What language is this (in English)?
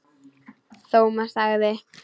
Icelandic